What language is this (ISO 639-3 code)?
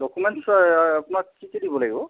asm